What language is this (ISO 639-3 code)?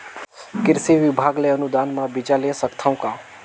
hne